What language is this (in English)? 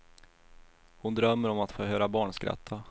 Swedish